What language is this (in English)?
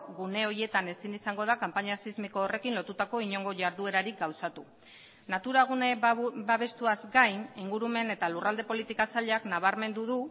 Basque